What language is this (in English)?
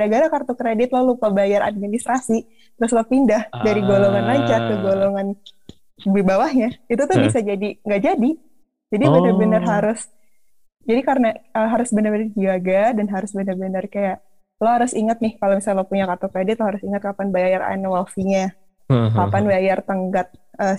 Indonesian